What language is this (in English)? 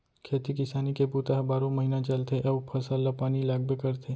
Chhattisgarhi